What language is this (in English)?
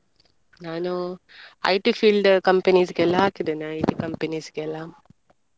Kannada